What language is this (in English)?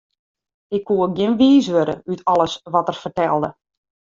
Western Frisian